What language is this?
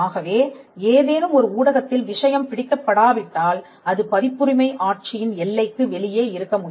Tamil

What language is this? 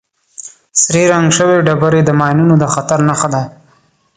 Pashto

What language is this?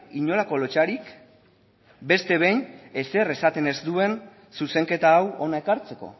Basque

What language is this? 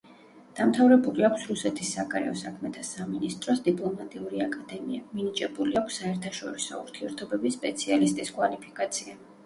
Georgian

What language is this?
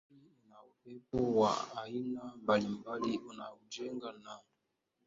Swahili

